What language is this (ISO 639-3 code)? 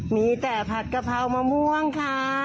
tha